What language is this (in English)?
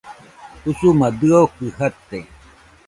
Nüpode Huitoto